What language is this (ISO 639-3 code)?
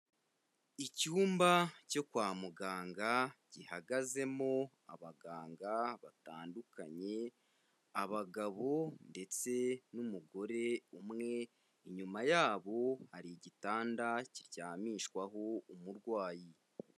kin